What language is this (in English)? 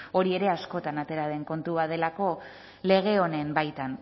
Basque